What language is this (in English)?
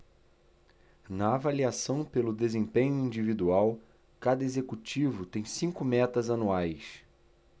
Portuguese